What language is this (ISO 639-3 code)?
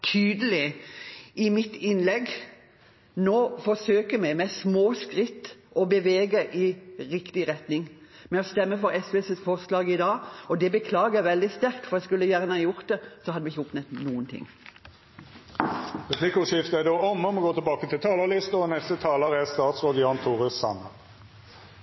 nor